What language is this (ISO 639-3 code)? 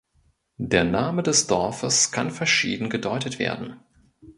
deu